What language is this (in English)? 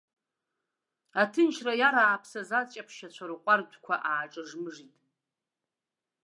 Abkhazian